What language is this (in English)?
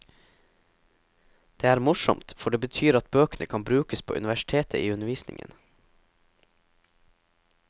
Norwegian